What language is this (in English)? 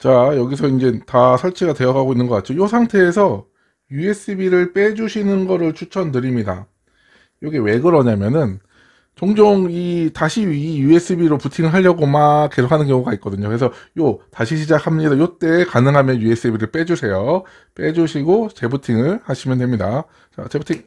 Korean